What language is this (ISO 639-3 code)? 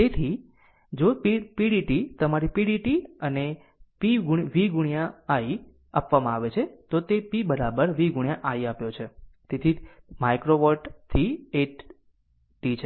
guj